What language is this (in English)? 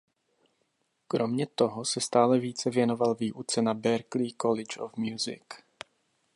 Czech